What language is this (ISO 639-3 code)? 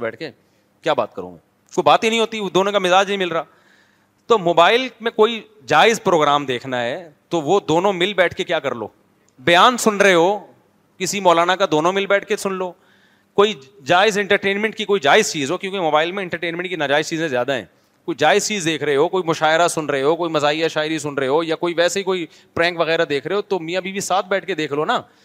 urd